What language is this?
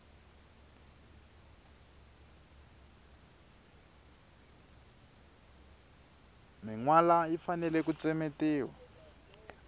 Tsonga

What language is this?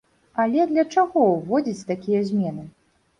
Belarusian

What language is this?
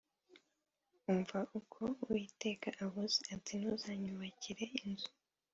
Kinyarwanda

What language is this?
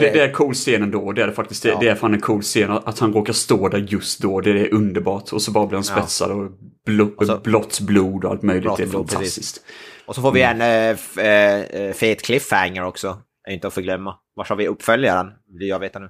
Swedish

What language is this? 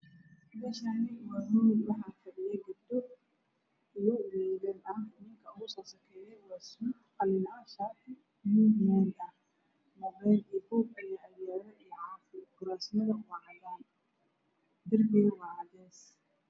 Somali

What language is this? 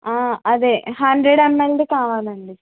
Telugu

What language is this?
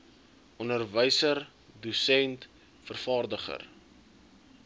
Afrikaans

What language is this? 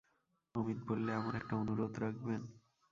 Bangla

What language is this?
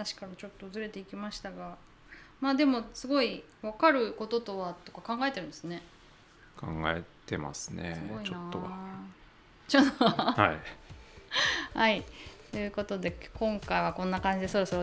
Japanese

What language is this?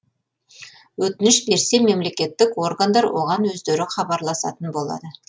Kazakh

